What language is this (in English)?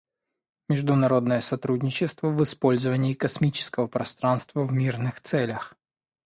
Russian